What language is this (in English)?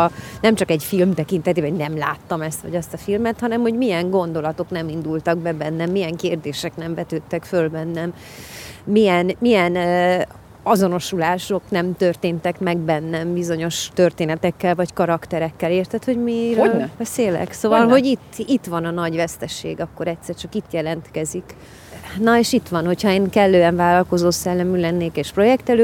Hungarian